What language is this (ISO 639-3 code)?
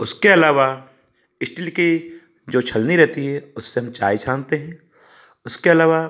hin